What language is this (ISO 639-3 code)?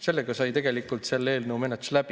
est